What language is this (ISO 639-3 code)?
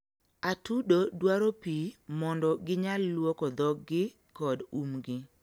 luo